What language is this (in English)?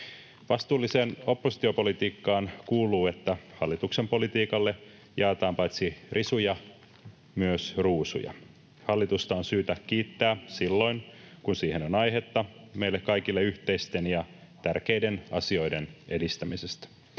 Finnish